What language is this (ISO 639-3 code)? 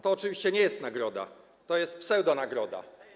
pol